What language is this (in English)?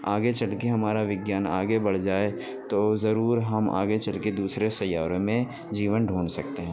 Urdu